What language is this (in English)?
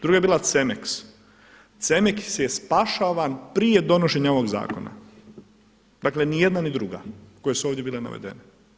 Croatian